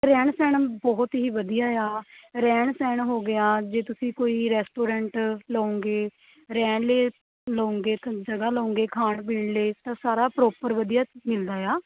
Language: Punjabi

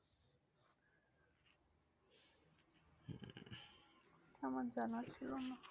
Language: Bangla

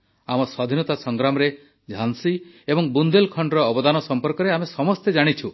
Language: Odia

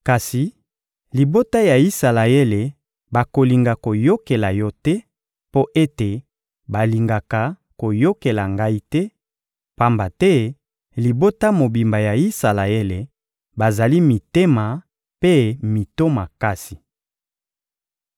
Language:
Lingala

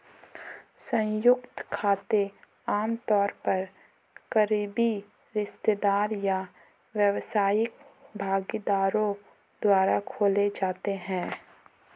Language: Hindi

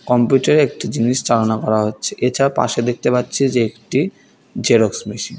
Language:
Bangla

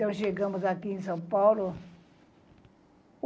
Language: Portuguese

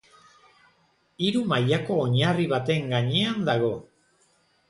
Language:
Basque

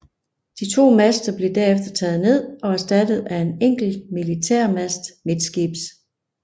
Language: Danish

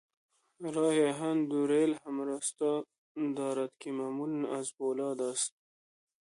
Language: Persian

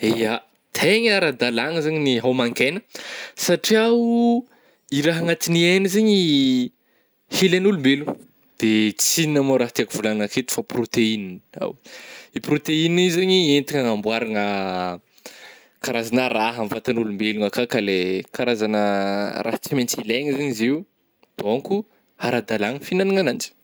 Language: Northern Betsimisaraka Malagasy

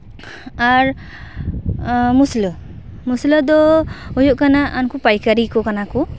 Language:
Santali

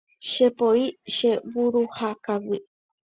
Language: Guarani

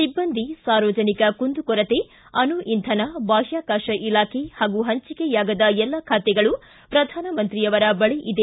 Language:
Kannada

